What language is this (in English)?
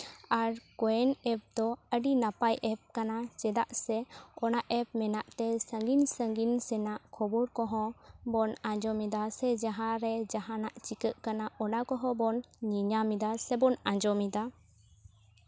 Santali